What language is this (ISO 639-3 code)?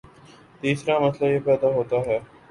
urd